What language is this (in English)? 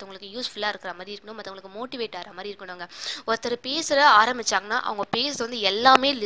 Tamil